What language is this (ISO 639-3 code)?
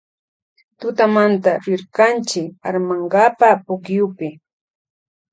qvj